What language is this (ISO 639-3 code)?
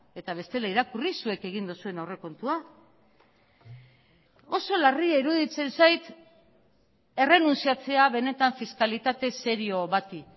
eus